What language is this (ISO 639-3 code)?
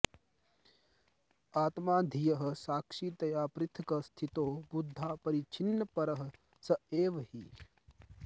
san